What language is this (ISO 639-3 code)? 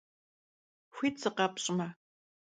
kbd